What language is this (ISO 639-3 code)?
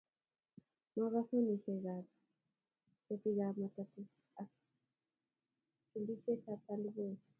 kln